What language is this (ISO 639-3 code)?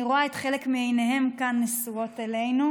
heb